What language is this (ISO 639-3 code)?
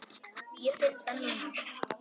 isl